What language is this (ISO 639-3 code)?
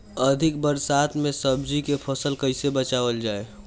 bho